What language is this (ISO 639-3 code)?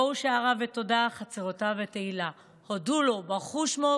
heb